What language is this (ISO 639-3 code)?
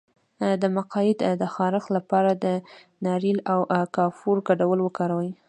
pus